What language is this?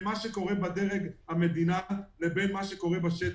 Hebrew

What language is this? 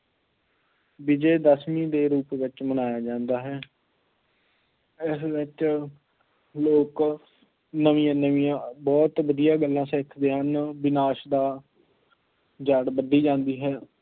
Punjabi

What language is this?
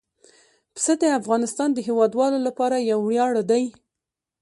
Pashto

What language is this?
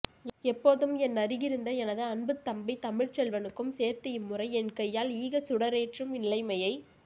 Tamil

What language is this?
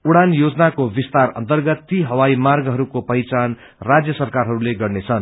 Nepali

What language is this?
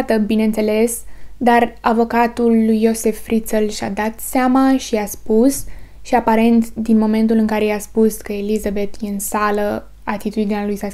Romanian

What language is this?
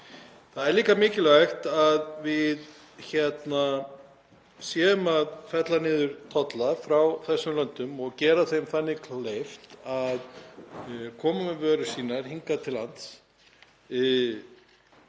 Icelandic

